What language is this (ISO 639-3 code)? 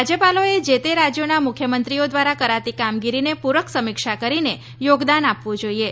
guj